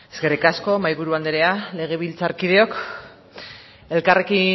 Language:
Basque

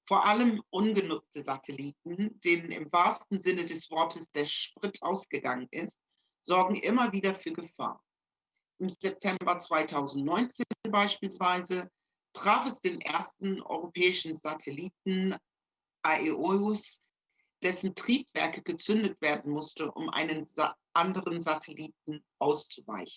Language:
German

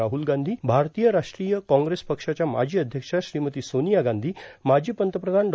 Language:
Marathi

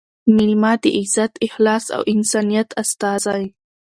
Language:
Pashto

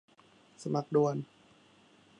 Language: Thai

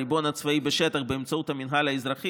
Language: Hebrew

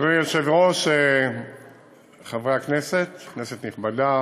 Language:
Hebrew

